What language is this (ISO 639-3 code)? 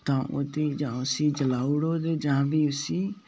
doi